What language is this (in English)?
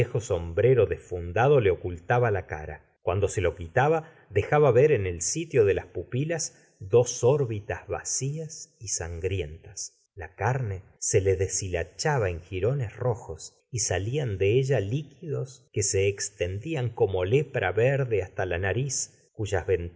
Spanish